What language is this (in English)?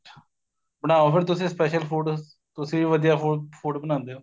Punjabi